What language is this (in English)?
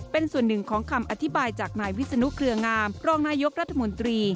Thai